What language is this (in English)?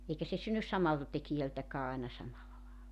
Finnish